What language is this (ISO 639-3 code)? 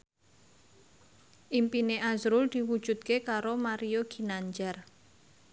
jav